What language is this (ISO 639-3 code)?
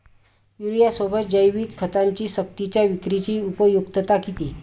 mar